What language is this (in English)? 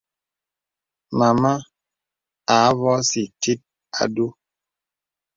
Bebele